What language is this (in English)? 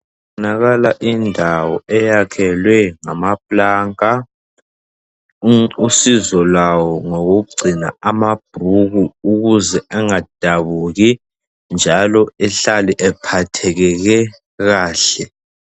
North Ndebele